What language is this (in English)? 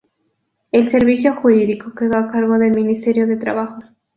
Spanish